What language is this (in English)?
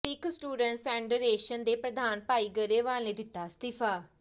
Punjabi